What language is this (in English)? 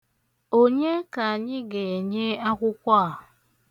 Igbo